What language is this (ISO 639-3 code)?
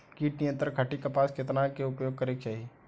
bho